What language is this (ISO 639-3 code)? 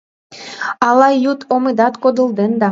chm